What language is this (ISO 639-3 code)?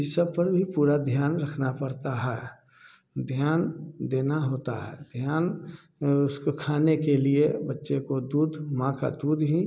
hin